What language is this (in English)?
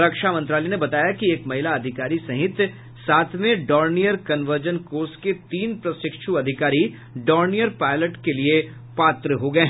Hindi